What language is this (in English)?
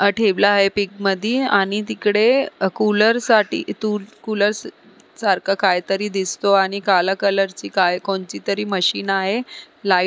Marathi